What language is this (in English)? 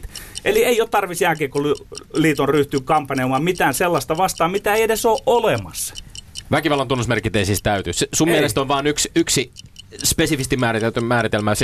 Finnish